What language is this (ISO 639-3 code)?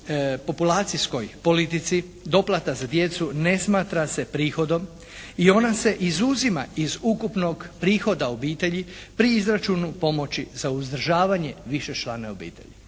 hrv